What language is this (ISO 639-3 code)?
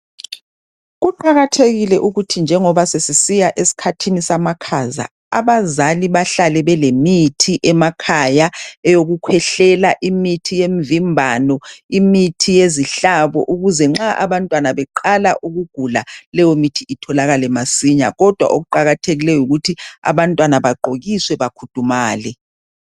nde